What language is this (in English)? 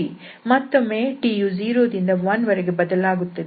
Kannada